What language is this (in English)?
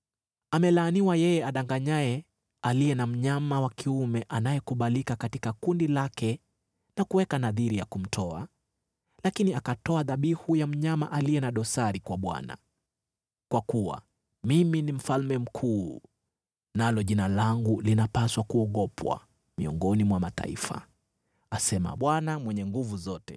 Swahili